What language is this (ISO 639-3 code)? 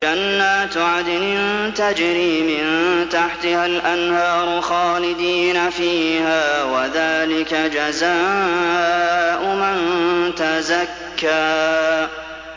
ara